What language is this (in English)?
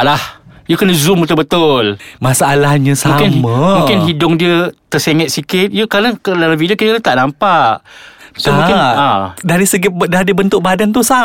Malay